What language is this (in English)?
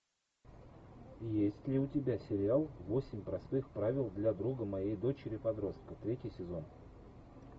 Russian